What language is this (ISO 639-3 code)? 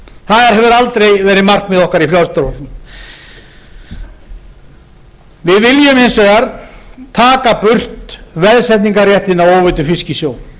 isl